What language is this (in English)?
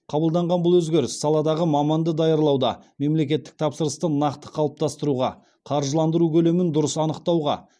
Kazakh